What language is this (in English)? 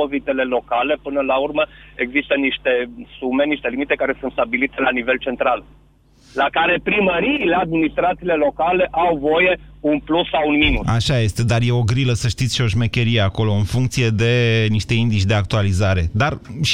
Romanian